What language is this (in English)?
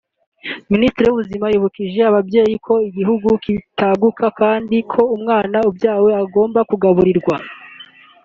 Kinyarwanda